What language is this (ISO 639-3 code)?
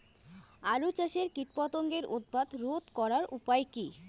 ben